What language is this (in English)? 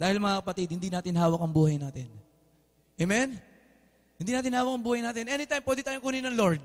Filipino